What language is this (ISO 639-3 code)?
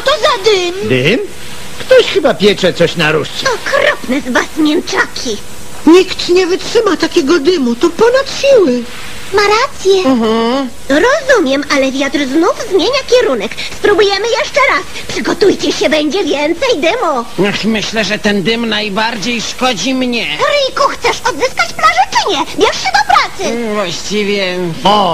pol